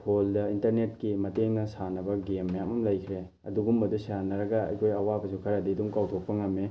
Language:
Manipuri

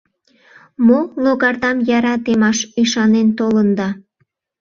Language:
Mari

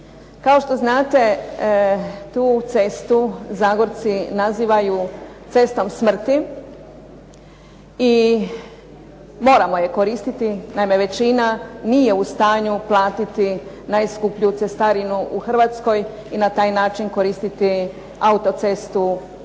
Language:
Croatian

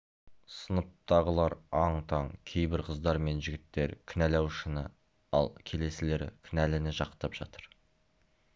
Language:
Kazakh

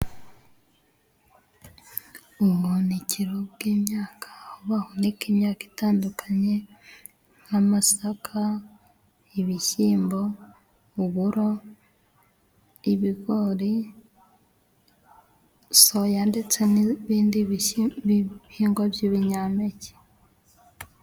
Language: Kinyarwanda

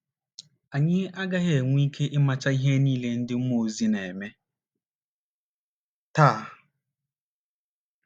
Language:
Igbo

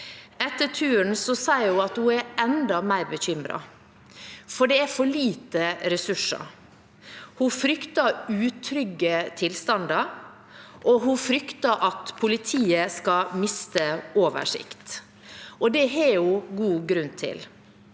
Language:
Norwegian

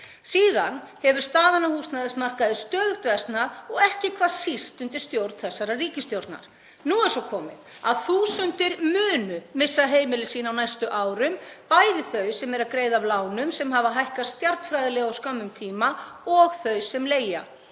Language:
Icelandic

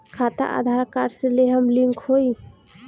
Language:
Bhojpuri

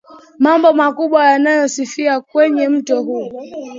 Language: Swahili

